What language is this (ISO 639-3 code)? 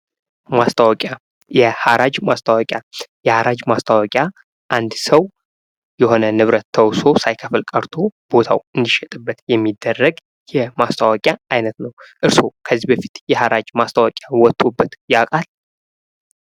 amh